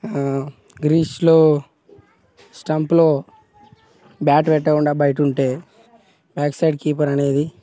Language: Telugu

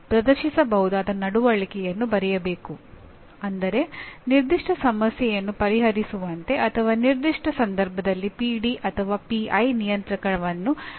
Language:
Kannada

